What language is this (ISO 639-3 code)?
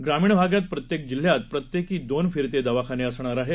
mar